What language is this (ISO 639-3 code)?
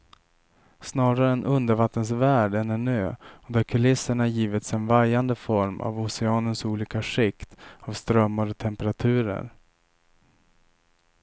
swe